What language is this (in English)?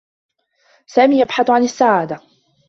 Arabic